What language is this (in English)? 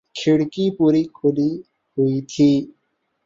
Urdu